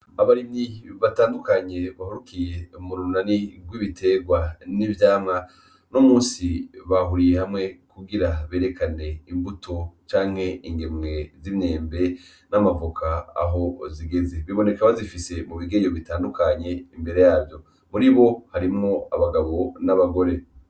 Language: Rundi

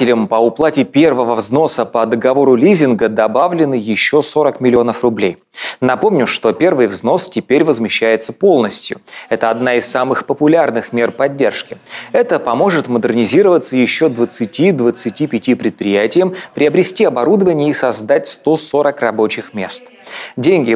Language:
Russian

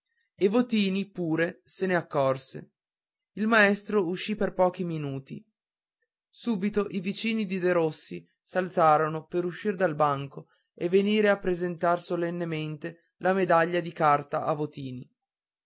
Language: Italian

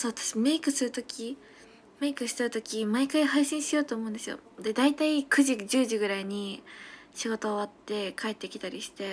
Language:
Japanese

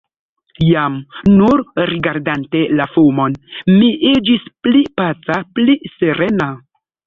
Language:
Esperanto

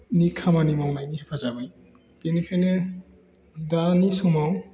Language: Bodo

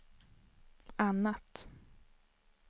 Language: Swedish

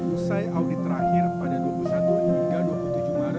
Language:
Indonesian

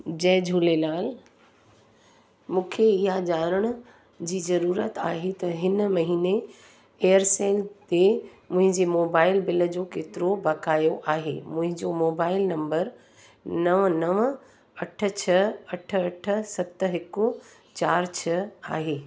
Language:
Sindhi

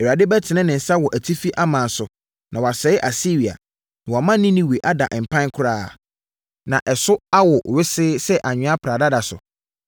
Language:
Akan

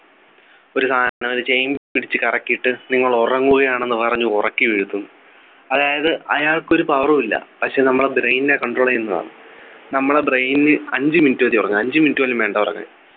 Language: Malayalam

